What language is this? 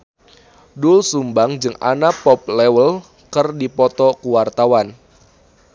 Sundanese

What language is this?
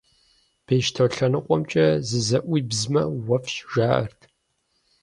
Kabardian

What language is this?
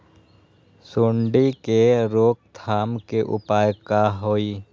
Magahi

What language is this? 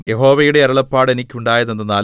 Malayalam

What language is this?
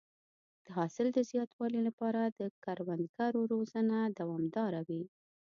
Pashto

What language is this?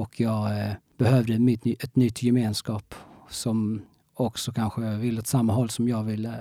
Swedish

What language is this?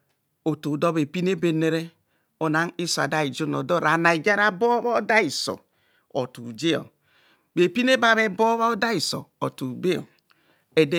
Kohumono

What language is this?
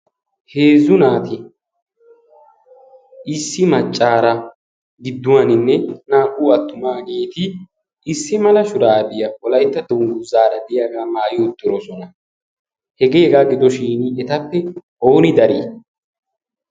Wolaytta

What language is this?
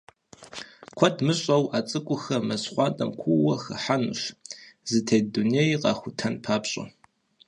Kabardian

